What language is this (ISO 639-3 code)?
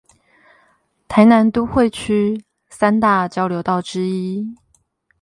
zho